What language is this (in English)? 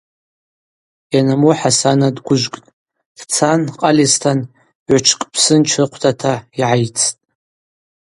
Abaza